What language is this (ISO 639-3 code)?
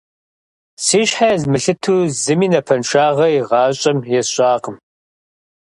kbd